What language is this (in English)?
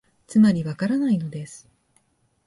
Japanese